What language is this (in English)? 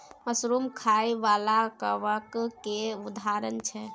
Maithili